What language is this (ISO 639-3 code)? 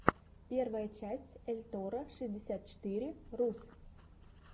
rus